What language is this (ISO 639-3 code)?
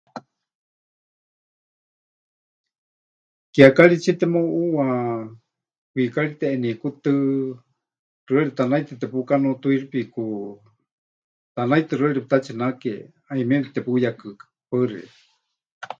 hch